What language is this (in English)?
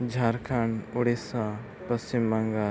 Santali